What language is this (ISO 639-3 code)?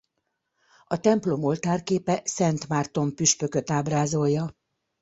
hun